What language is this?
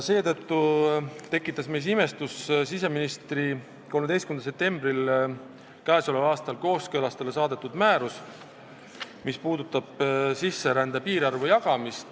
Estonian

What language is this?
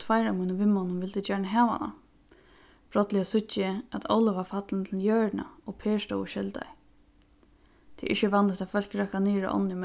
Faroese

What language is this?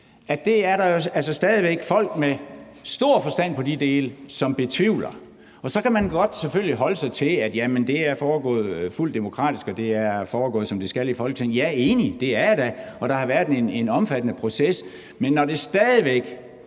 Danish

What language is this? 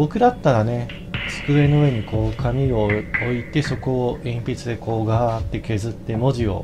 Japanese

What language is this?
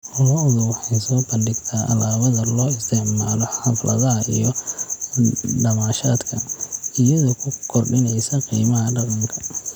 Somali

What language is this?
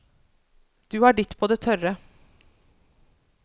Norwegian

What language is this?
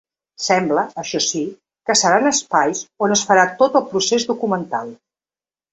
Catalan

